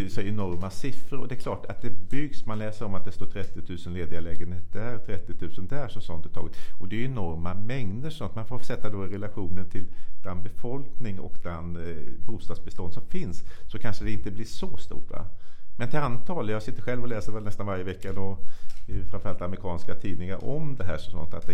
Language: Swedish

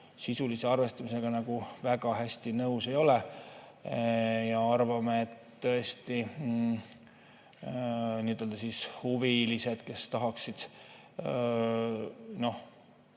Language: Estonian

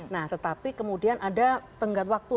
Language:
Indonesian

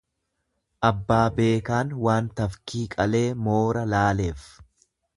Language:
Oromo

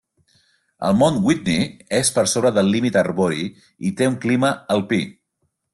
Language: Catalan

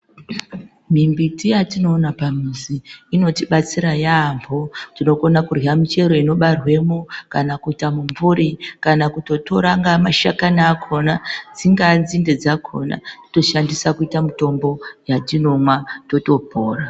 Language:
Ndau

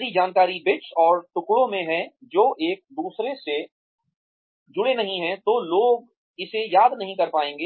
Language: Hindi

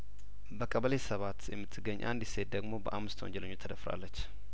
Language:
Amharic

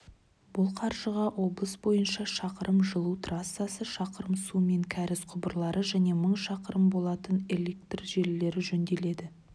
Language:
Kazakh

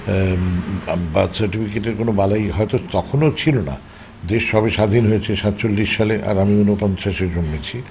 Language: Bangla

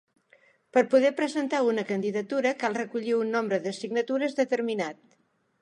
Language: Catalan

